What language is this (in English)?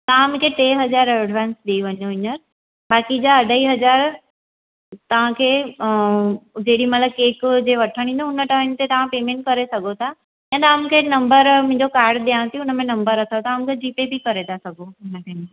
Sindhi